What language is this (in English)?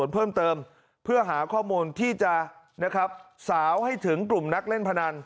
Thai